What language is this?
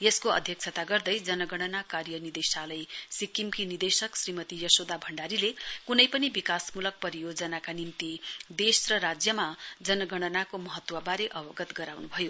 Nepali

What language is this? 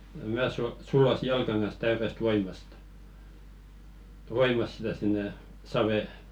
Finnish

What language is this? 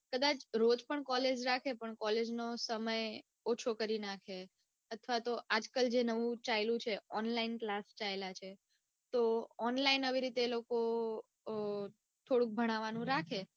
Gujarati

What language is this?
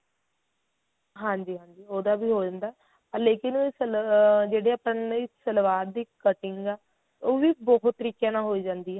Punjabi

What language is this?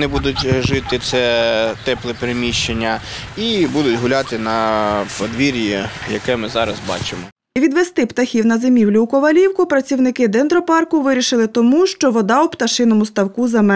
Ukrainian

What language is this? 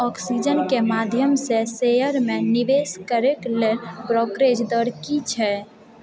Maithili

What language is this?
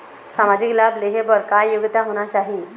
Chhattisgarhi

